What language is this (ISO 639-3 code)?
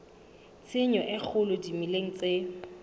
sot